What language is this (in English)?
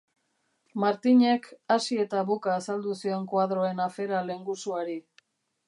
Basque